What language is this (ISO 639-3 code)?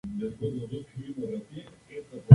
spa